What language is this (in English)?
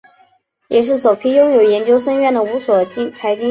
Chinese